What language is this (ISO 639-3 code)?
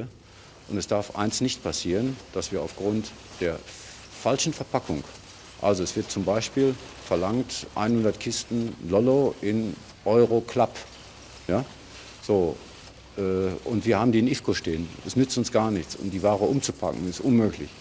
deu